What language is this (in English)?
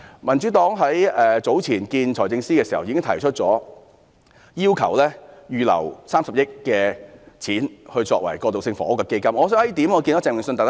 Cantonese